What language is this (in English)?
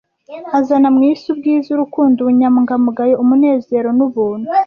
Kinyarwanda